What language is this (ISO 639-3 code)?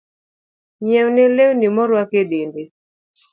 luo